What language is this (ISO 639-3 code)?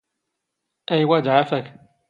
zgh